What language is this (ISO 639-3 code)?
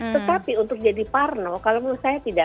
ind